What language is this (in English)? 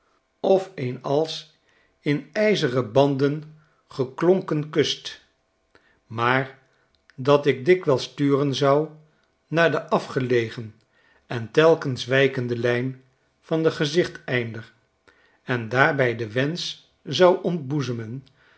Dutch